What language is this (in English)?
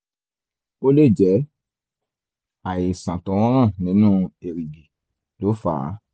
Yoruba